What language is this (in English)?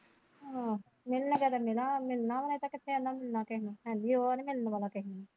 Punjabi